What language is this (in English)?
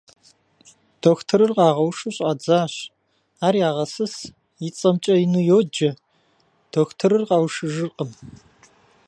Kabardian